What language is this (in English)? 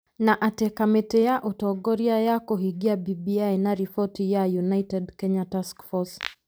Kikuyu